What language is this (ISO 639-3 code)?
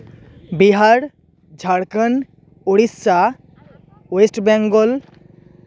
sat